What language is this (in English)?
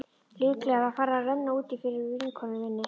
Icelandic